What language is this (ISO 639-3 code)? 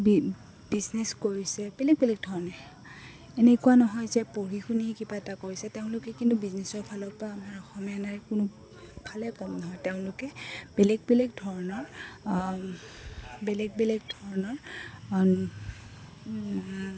asm